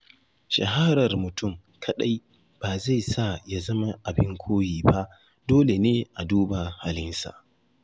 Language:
Hausa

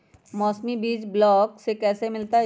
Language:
Magahi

